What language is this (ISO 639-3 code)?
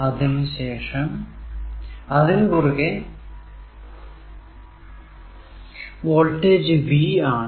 mal